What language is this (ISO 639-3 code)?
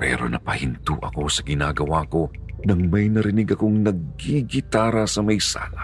fil